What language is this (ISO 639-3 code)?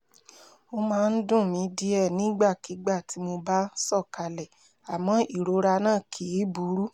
yor